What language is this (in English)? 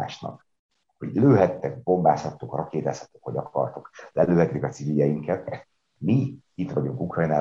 Hungarian